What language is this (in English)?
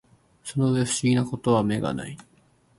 Japanese